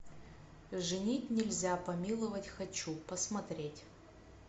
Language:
Russian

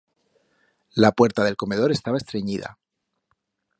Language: Aragonese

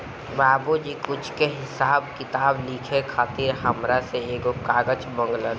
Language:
Bhojpuri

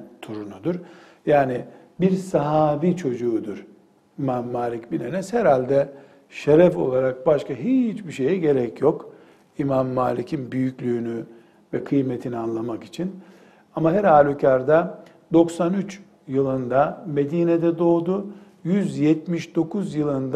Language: Turkish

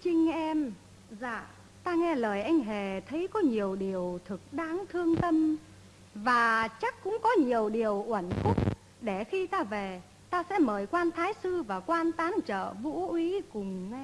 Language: Vietnamese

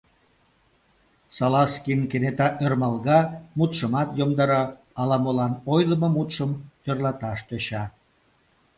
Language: Mari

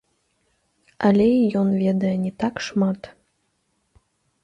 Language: Belarusian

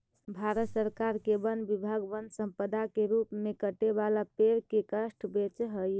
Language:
Magahi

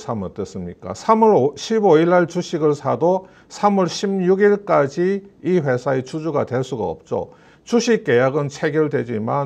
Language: Korean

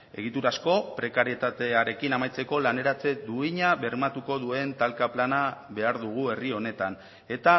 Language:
Basque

